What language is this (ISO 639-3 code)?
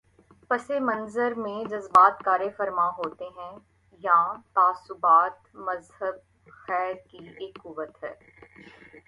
urd